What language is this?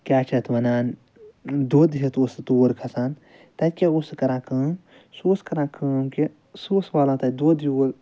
Kashmiri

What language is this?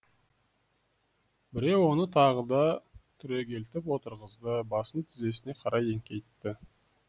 Kazakh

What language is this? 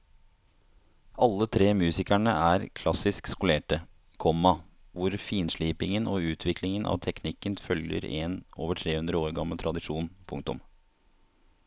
Norwegian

